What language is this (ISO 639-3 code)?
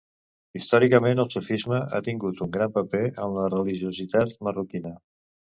cat